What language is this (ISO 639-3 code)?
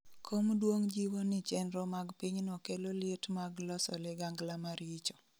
luo